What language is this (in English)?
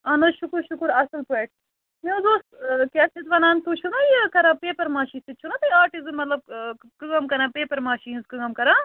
Kashmiri